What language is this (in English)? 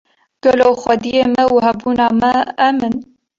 Kurdish